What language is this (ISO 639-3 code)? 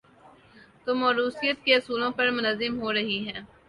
urd